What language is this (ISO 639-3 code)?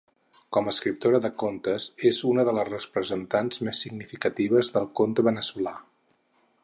cat